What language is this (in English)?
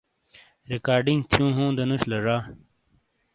Shina